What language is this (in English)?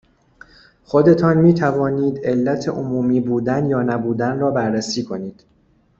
Persian